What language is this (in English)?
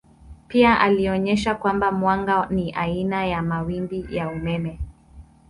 Swahili